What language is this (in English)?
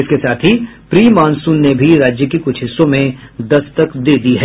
Hindi